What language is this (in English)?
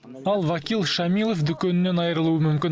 Kazakh